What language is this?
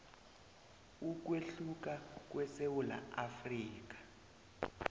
South Ndebele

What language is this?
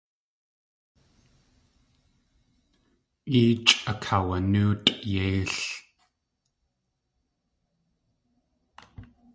Tlingit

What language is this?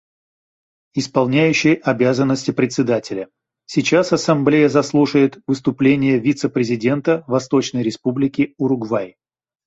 Russian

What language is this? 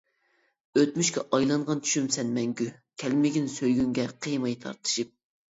Uyghur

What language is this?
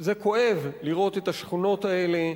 Hebrew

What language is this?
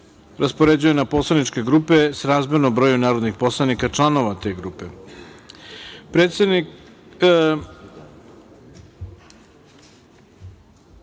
Serbian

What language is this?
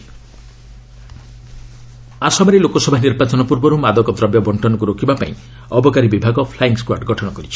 Odia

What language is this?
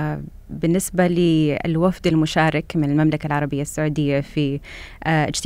Arabic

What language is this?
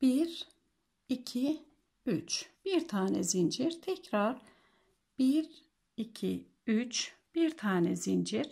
Turkish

